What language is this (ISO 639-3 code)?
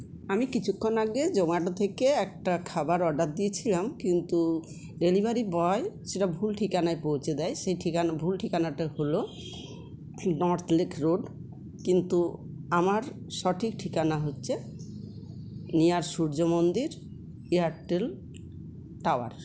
ben